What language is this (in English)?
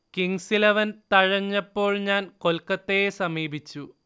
Malayalam